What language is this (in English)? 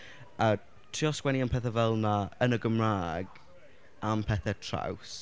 Welsh